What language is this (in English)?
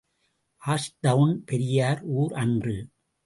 Tamil